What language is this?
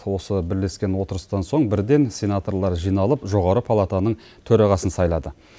Kazakh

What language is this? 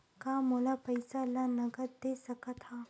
Chhattisgarhi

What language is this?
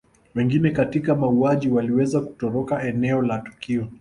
Swahili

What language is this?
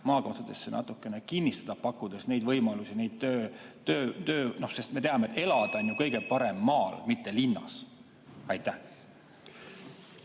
Estonian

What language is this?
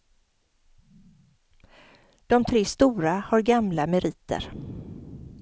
Swedish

